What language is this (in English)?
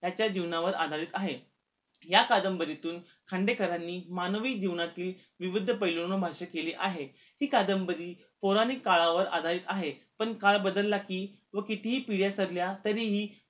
Marathi